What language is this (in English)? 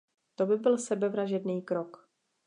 Czech